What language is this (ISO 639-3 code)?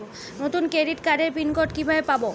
ben